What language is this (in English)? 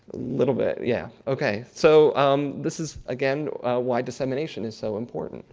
English